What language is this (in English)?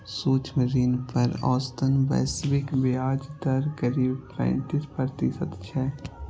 Maithili